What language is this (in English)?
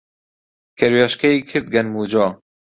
Central Kurdish